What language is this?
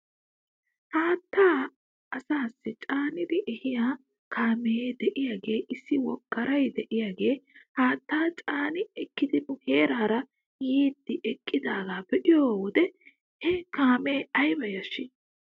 Wolaytta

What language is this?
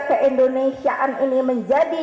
Indonesian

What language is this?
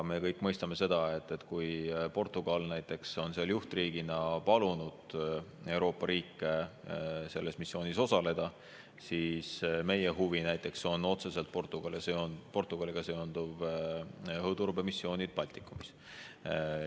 Estonian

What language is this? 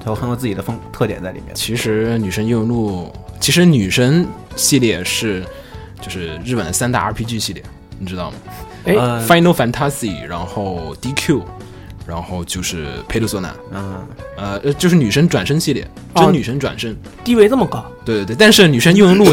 Chinese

